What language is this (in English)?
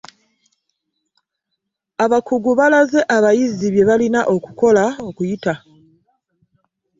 Ganda